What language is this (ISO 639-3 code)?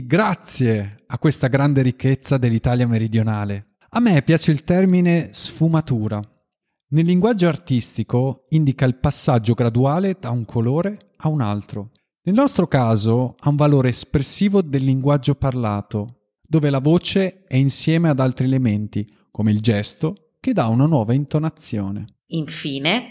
ita